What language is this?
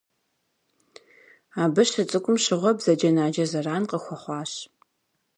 Kabardian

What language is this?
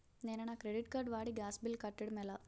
Telugu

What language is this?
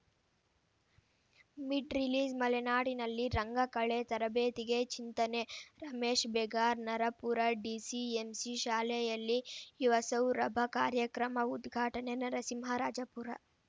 Kannada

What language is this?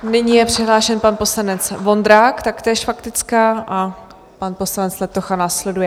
Czech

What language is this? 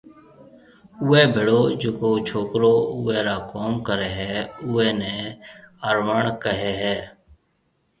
Marwari (Pakistan)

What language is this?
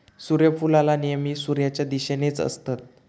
Marathi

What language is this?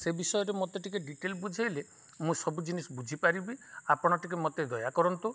Odia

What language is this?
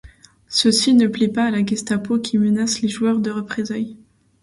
French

